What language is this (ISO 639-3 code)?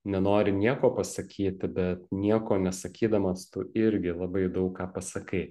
lit